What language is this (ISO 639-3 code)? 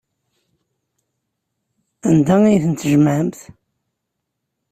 kab